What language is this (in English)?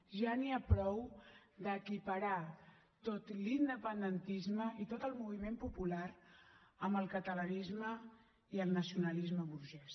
Catalan